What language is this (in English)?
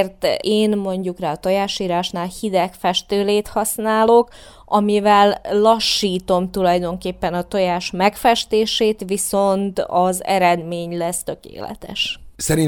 Hungarian